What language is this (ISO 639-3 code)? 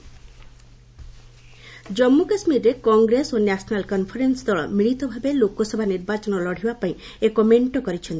ori